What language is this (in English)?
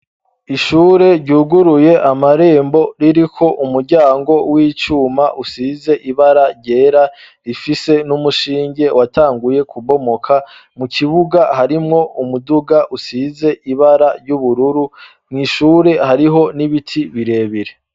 Rundi